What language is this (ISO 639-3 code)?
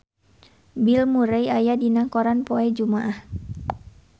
sun